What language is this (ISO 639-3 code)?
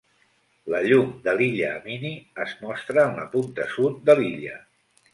cat